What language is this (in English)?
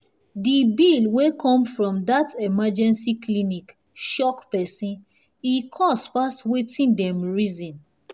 Nigerian Pidgin